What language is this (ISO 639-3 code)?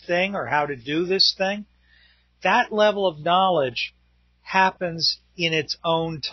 eng